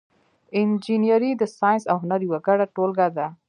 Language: Pashto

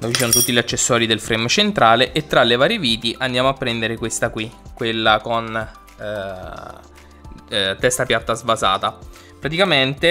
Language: Italian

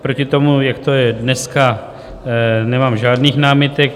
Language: Czech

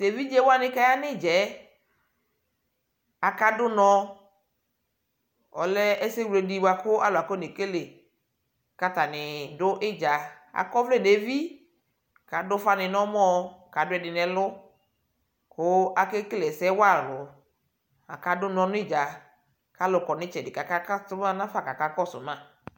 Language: Ikposo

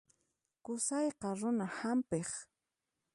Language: Puno Quechua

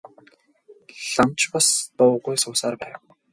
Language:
Mongolian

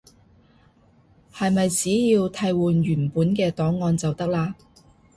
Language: Cantonese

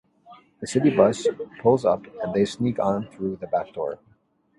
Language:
English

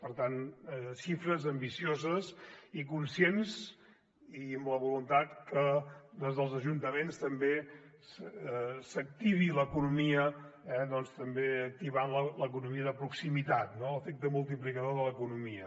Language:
Catalan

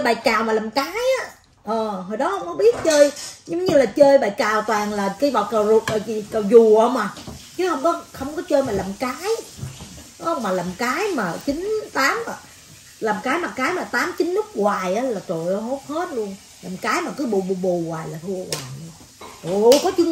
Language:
Vietnamese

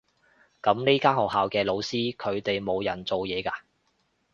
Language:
Cantonese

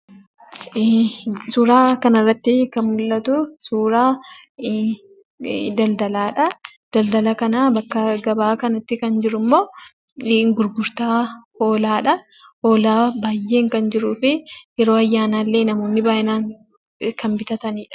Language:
Oromo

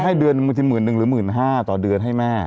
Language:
Thai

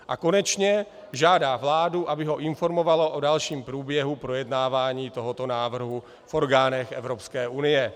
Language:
Czech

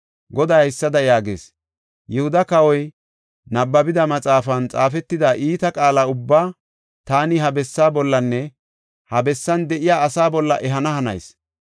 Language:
Gofa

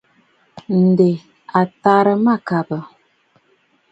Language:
Bafut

